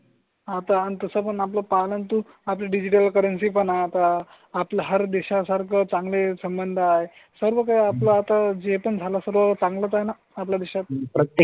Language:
Marathi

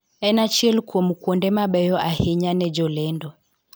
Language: Luo (Kenya and Tanzania)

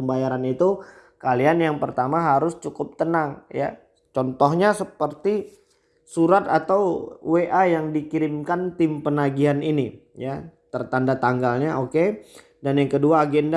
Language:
Indonesian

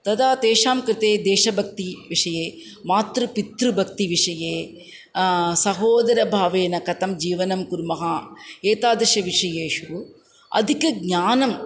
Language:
Sanskrit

